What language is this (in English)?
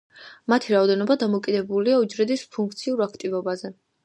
Georgian